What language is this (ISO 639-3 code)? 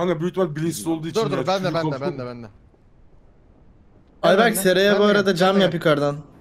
tur